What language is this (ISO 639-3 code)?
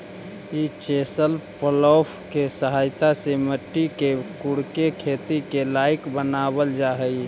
mag